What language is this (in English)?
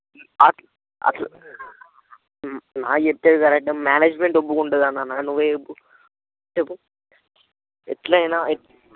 Telugu